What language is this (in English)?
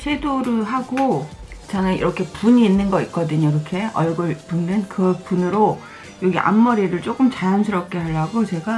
Korean